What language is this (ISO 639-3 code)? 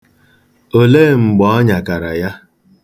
ibo